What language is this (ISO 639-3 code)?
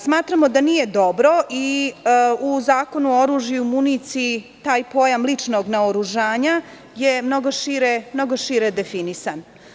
srp